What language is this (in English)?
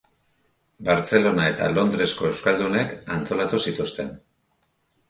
Basque